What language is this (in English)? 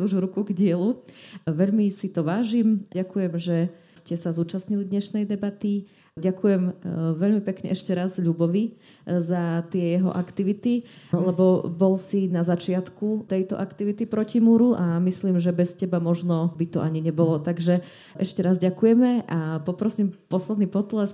Slovak